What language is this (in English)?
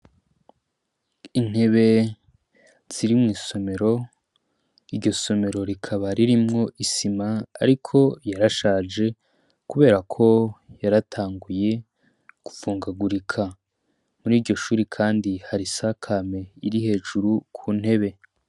Rundi